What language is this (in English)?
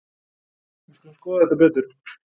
Icelandic